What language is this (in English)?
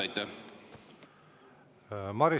Estonian